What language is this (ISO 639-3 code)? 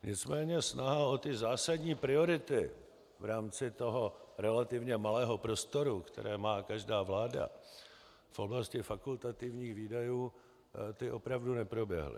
ces